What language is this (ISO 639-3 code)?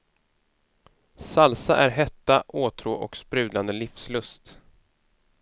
swe